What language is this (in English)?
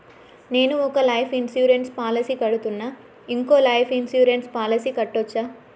Telugu